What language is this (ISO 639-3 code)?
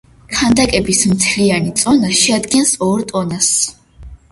kat